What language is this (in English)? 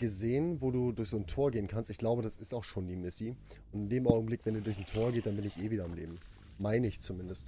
German